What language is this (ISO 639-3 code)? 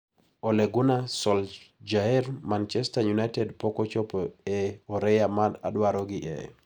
luo